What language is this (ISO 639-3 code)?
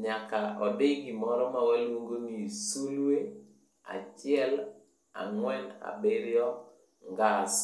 luo